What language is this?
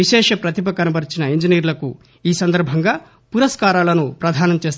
Telugu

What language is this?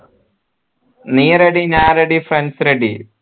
Malayalam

